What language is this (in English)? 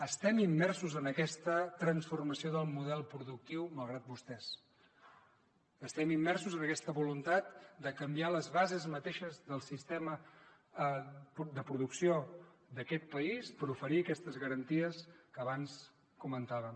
Catalan